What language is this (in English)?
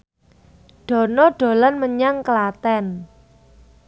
Javanese